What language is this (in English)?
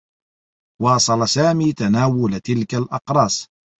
Arabic